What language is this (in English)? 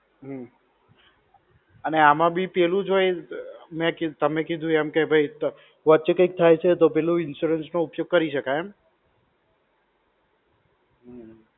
Gujarati